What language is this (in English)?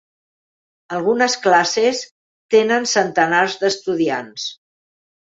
Catalan